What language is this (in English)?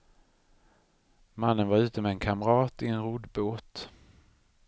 Swedish